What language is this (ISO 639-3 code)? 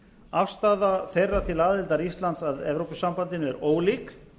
isl